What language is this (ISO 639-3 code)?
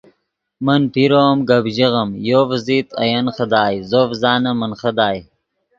ydg